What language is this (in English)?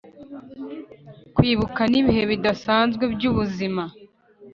Kinyarwanda